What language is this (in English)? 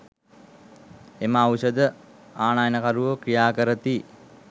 Sinhala